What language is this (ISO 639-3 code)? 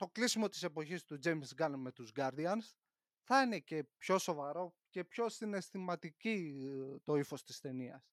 ell